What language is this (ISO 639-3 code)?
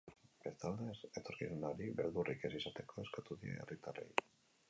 eus